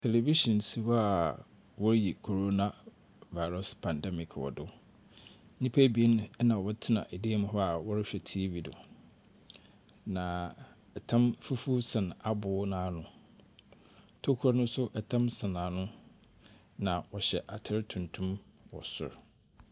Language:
Akan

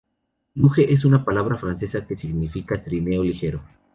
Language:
Spanish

